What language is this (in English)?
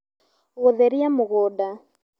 Kikuyu